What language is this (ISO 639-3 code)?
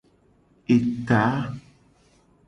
gej